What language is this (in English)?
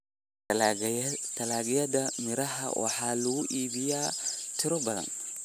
Somali